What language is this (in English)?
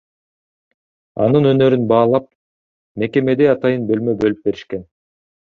Kyrgyz